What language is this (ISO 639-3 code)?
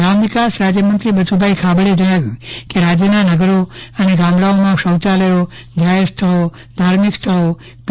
guj